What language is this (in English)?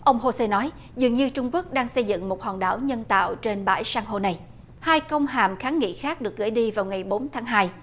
Vietnamese